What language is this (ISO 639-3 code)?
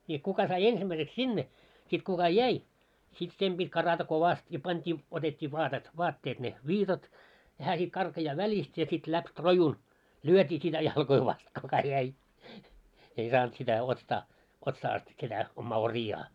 fin